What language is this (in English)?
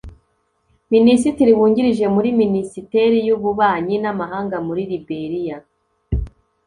Kinyarwanda